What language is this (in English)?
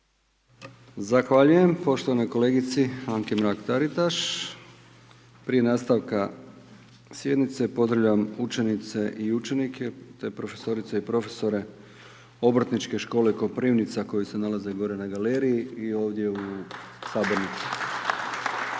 Croatian